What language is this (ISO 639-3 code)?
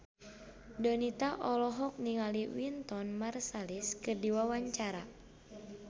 sun